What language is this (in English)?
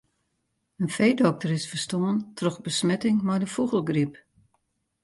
Western Frisian